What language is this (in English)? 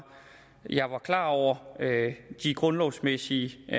Danish